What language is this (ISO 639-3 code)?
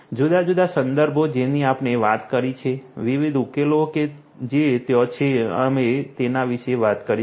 guj